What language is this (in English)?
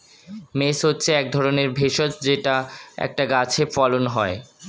Bangla